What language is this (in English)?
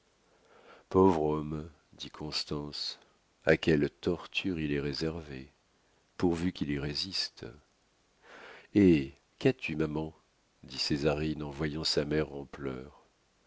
French